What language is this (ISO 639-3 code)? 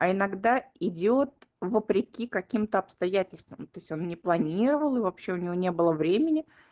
rus